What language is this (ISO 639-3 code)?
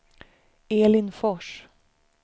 swe